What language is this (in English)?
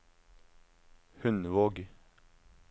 Norwegian